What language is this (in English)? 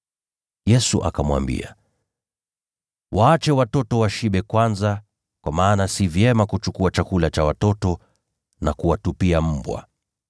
Swahili